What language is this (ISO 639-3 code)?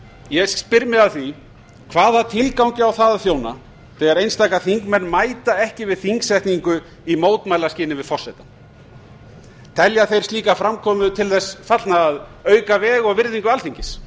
isl